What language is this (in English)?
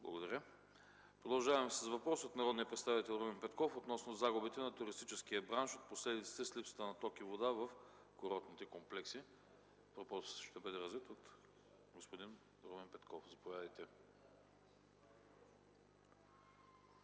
Bulgarian